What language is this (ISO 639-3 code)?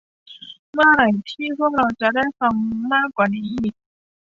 tha